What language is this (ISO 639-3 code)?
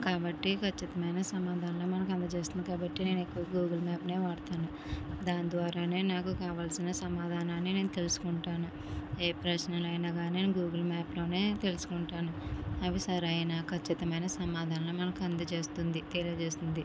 tel